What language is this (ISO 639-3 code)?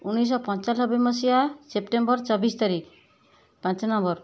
ori